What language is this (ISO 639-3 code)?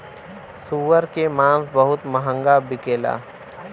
bho